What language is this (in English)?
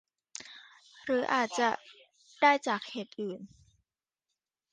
Thai